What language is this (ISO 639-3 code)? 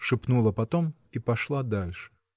rus